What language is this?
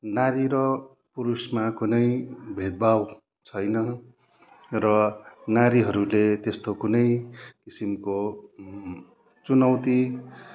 Nepali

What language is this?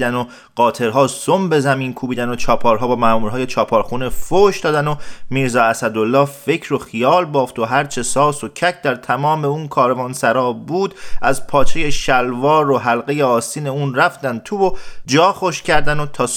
Persian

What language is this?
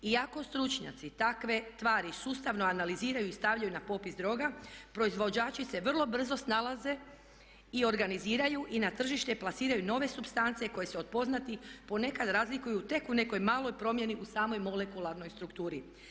Croatian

